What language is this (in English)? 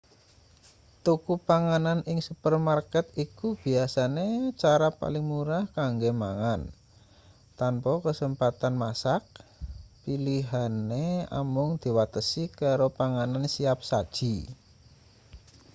Javanese